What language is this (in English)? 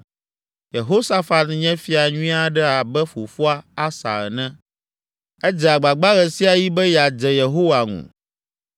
Ewe